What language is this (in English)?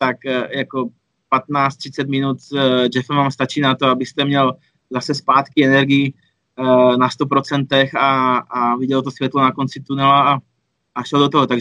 Czech